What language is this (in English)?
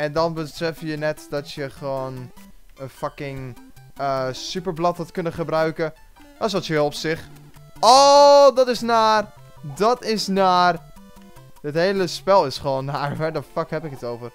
Dutch